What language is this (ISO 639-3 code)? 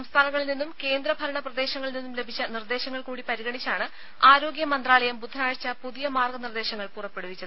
mal